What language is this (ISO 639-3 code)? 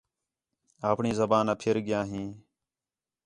xhe